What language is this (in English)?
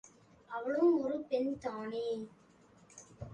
Tamil